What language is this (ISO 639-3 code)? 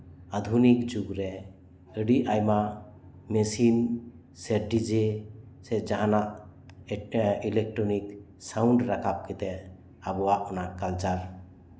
sat